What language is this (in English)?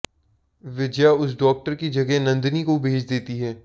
Hindi